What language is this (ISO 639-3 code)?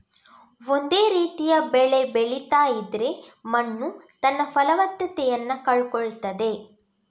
kan